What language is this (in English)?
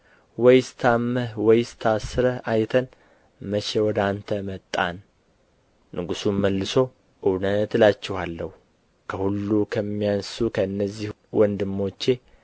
Amharic